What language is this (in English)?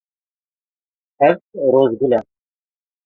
Kurdish